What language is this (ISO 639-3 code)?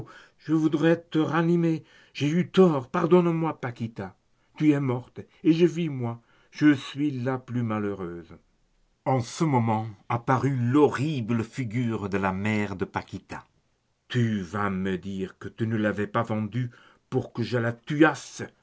fra